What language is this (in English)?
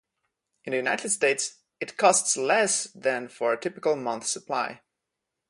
English